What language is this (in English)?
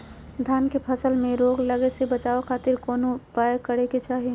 Magahi